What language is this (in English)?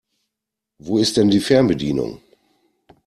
German